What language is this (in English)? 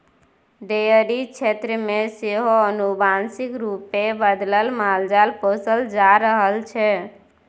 Maithili